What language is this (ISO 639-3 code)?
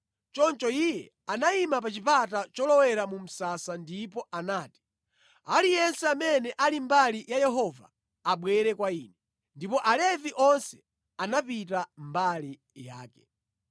nya